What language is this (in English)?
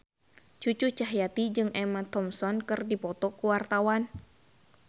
Sundanese